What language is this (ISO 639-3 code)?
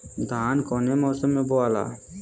bho